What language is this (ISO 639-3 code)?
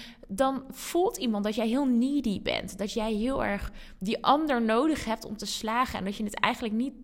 nld